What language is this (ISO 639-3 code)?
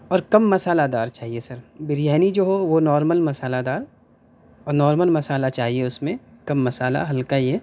urd